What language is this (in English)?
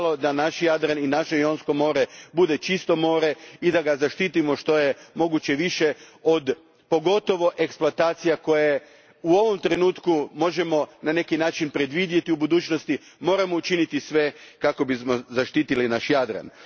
Croatian